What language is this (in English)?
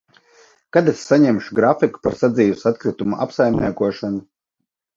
Latvian